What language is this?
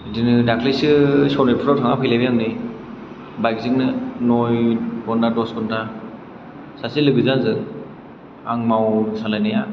Bodo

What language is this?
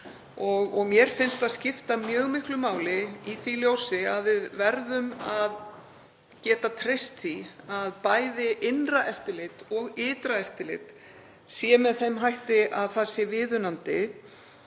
Icelandic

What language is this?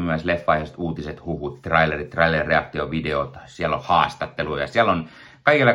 Finnish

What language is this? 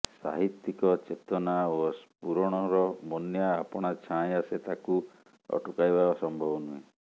Odia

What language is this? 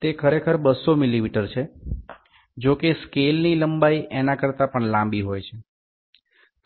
Gujarati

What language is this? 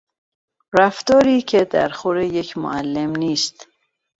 Persian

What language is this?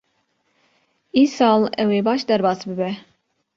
Kurdish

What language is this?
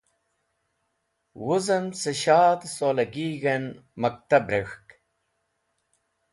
Wakhi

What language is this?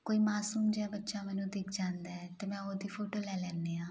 Punjabi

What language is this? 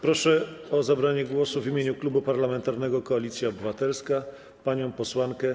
Polish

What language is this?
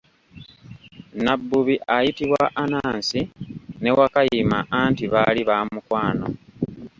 Ganda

